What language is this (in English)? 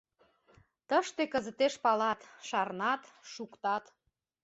Mari